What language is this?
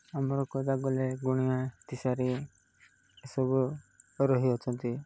Odia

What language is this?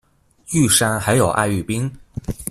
Chinese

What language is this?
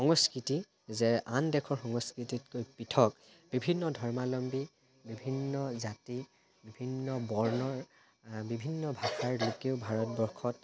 Assamese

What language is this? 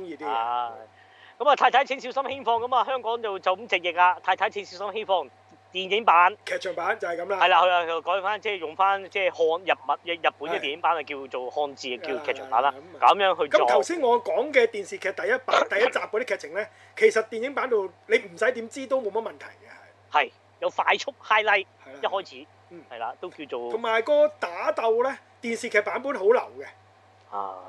Chinese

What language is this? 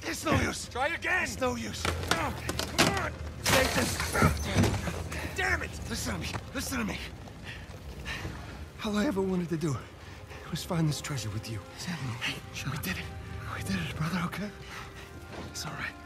English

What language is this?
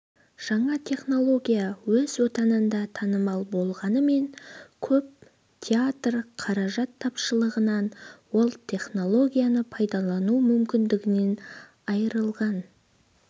Kazakh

